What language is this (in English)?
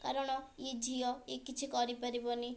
Odia